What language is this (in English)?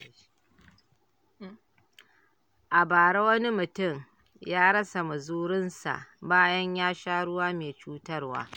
Hausa